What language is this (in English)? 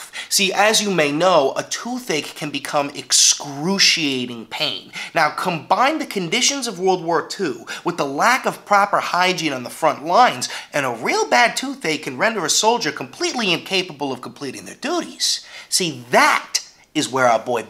English